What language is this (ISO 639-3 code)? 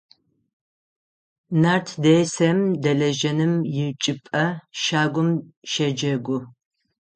ady